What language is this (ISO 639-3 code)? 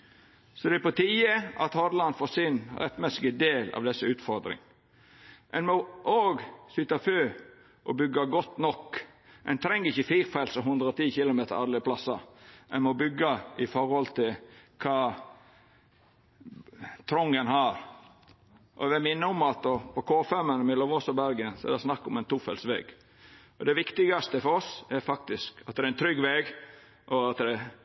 nno